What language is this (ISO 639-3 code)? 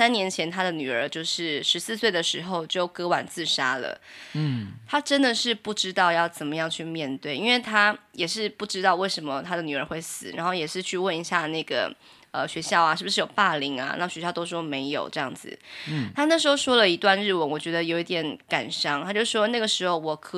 zho